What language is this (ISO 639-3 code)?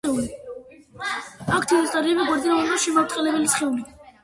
kat